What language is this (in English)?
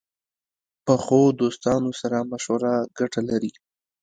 Pashto